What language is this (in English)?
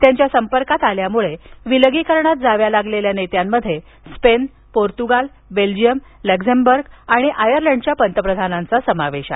Marathi